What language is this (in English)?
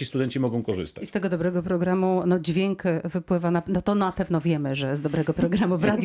Polish